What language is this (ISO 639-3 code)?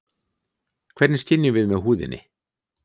isl